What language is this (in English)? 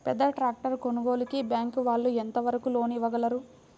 Telugu